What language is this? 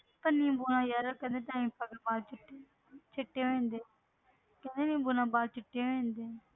Punjabi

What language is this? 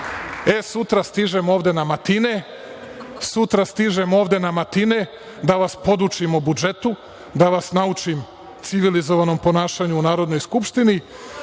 Serbian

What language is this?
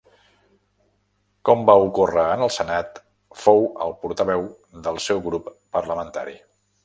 Catalan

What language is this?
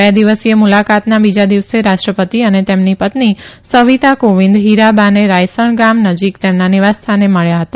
Gujarati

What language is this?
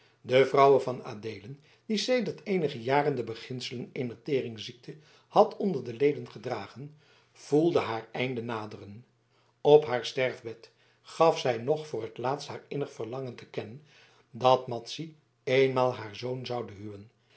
Dutch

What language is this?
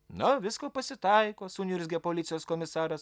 Lithuanian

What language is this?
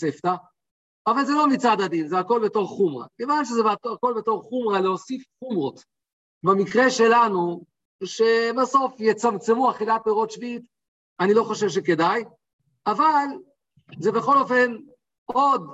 Hebrew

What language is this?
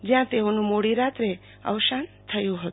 Gujarati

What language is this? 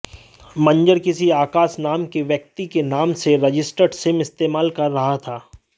Hindi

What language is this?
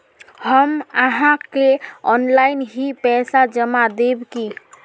Magahi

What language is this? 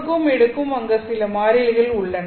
Tamil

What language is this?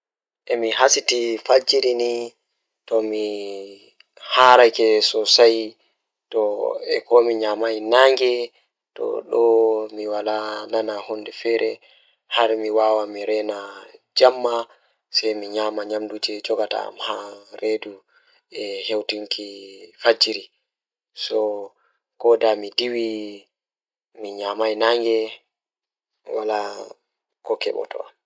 Fula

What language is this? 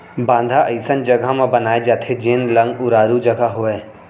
Chhattisgarhi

